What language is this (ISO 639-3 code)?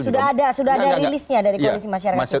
ind